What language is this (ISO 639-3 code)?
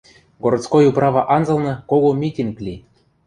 mrj